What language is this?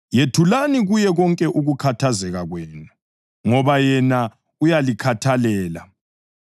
North Ndebele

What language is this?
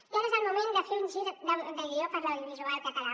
Catalan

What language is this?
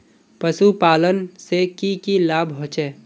Magahi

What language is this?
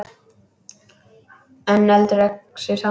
Icelandic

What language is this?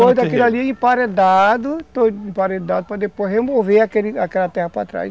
Portuguese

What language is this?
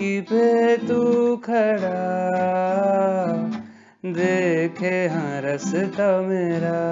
Hindi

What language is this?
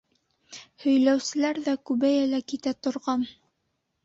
Bashkir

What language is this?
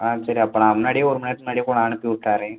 Tamil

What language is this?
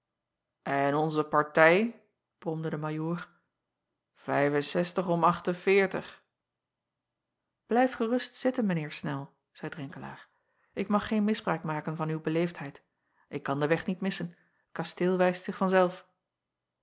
Dutch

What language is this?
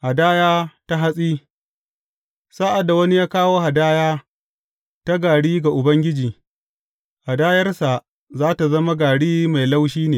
Hausa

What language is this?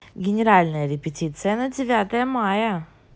Russian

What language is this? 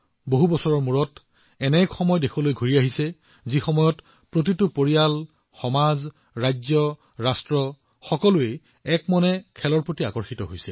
Assamese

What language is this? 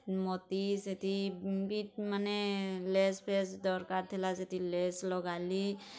Odia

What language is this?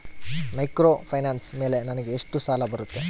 Kannada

